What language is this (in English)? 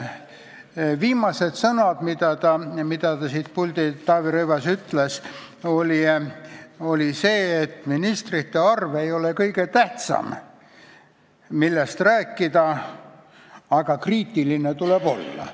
Estonian